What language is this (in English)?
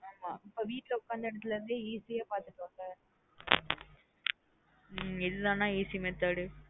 Tamil